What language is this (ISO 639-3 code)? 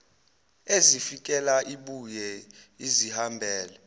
zul